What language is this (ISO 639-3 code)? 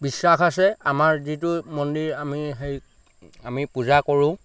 asm